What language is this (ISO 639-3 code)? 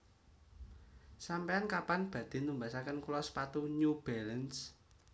jav